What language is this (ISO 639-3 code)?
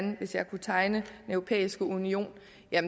dan